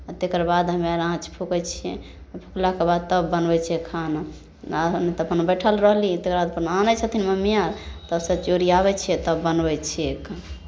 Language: Maithili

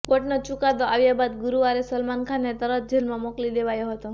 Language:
Gujarati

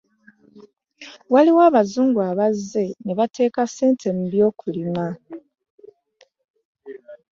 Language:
Ganda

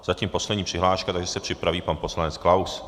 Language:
Czech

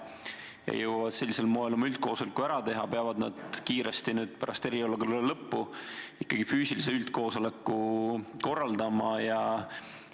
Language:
Estonian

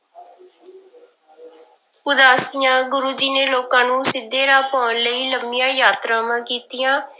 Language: Punjabi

